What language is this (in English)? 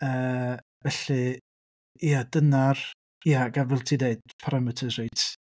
Welsh